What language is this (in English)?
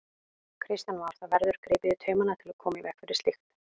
Icelandic